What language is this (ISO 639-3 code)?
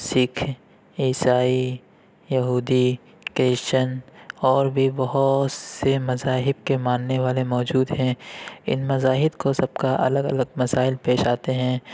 urd